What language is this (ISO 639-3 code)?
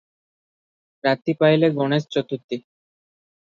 ori